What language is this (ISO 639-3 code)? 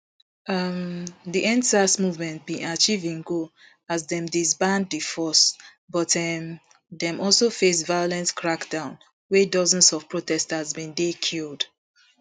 pcm